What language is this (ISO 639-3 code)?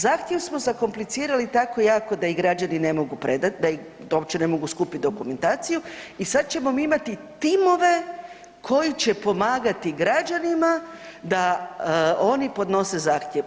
hrv